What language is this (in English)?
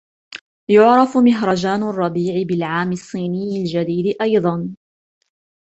Arabic